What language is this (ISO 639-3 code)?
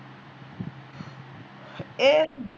pan